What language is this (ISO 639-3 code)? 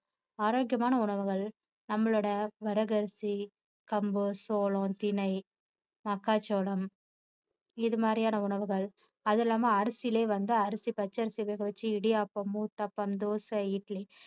tam